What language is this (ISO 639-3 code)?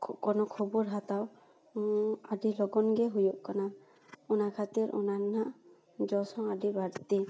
sat